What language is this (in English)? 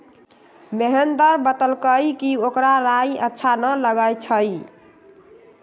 Magahi